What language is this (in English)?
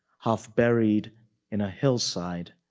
English